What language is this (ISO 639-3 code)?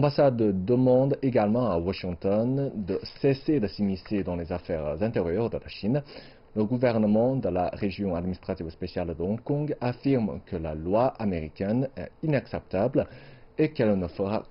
fra